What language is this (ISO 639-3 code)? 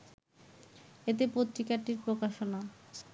ben